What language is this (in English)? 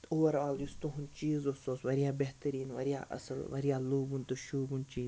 Kashmiri